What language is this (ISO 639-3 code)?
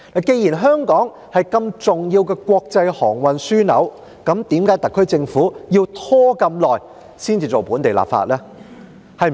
yue